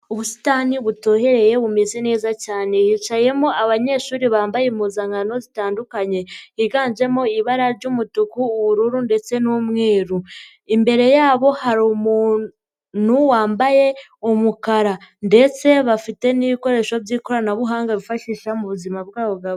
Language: Kinyarwanda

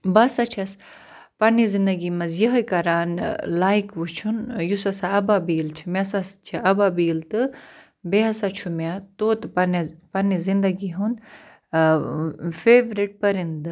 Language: Kashmiri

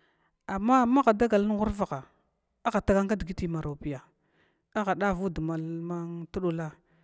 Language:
Glavda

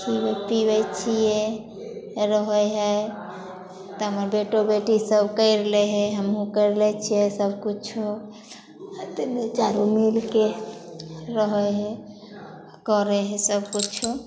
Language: Maithili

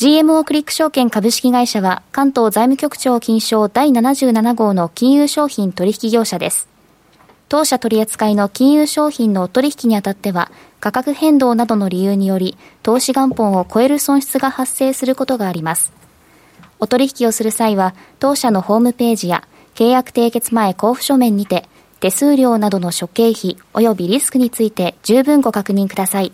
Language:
Japanese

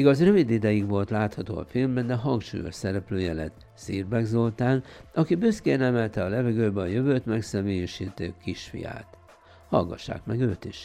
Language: Hungarian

